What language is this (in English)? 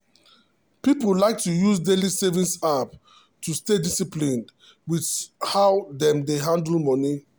Nigerian Pidgin